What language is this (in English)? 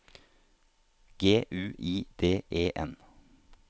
Norwegian